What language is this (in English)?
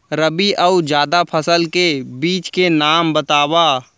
Chhattisgarhi